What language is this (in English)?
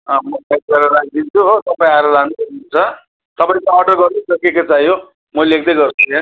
Nepali